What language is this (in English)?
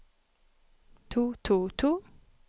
Norwegian